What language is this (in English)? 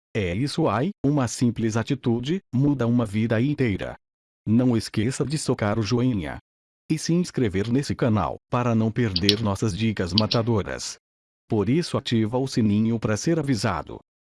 Portuguese